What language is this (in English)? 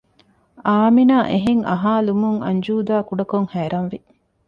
Divehi